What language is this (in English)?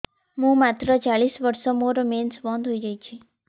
Odia